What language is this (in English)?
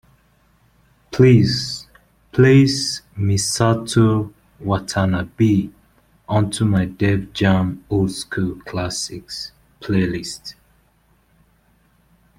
English